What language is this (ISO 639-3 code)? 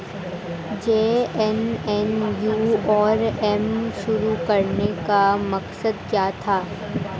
hin